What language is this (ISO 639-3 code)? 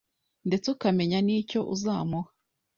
kin